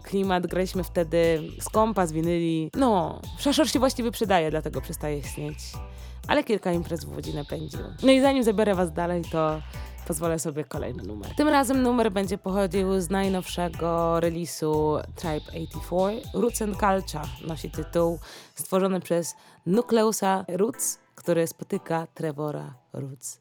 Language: Polish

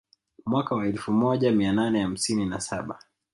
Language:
Swahili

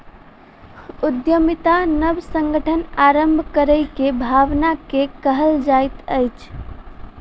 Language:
Maithili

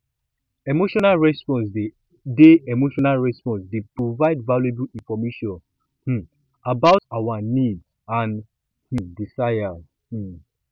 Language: Nigerian Pidgin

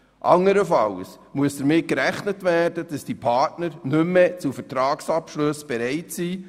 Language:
Swiss German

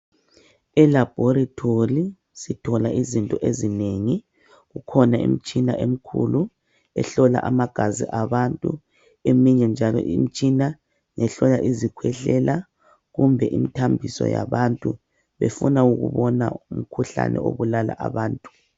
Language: North Ndebele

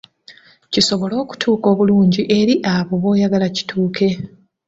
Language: Ganda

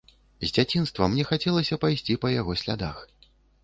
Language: Belarusian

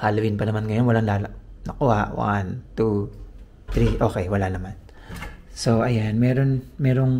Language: Filipino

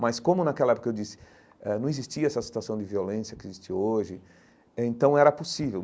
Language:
Portuguese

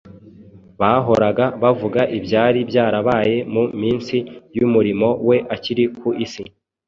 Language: Kinyarwanda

